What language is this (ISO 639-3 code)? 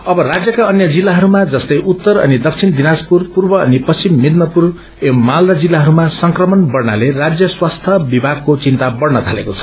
nep